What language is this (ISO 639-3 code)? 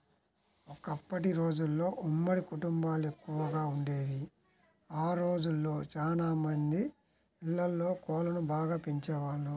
tel